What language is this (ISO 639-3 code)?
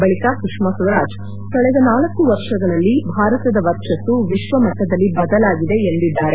kan